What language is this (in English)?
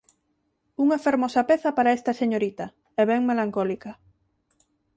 Galician